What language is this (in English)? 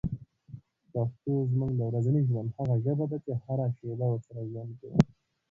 Pashto